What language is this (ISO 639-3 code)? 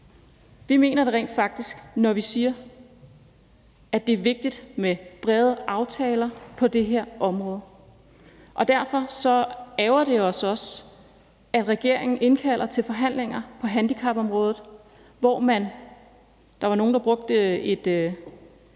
dan